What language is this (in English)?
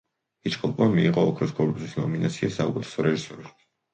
Georgian